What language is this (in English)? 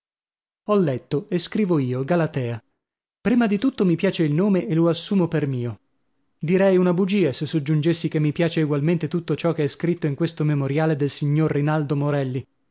Italian